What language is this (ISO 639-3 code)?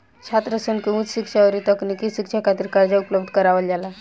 bho